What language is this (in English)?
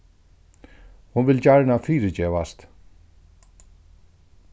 Faroese